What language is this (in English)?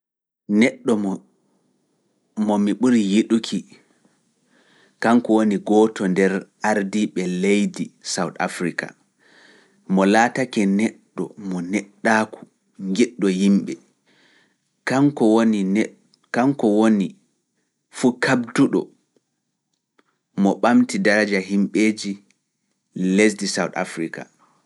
Fula